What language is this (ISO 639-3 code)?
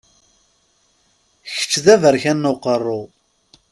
kab